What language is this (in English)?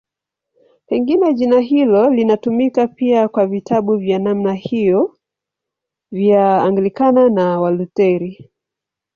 Swahili